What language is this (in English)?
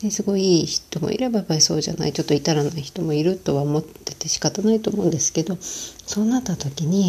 Japanese